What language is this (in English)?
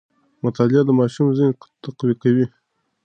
Pashto